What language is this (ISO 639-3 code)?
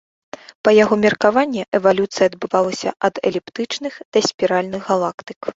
bel